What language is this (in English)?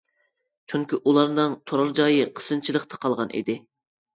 Uyghur